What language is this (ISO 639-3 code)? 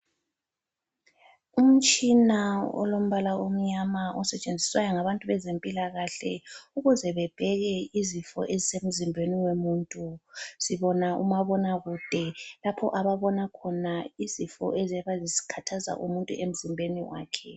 nde